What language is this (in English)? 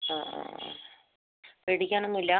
Malayalam